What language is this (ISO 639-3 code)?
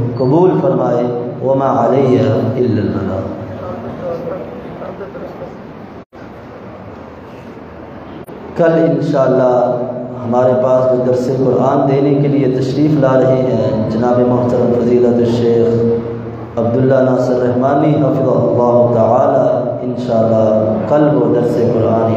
ara